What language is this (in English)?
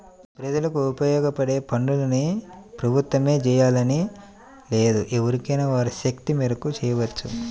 Telugu